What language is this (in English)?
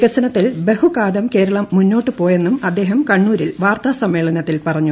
Malayalam